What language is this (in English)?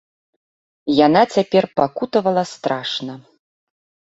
Belarusian